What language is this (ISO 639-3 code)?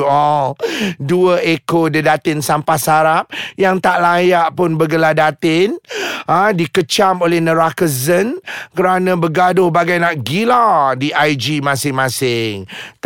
msa